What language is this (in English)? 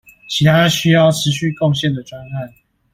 Chinese